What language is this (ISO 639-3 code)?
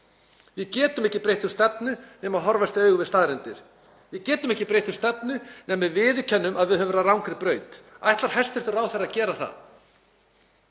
isl